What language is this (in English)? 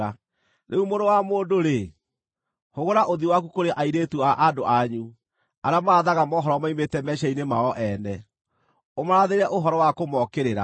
Kikuyu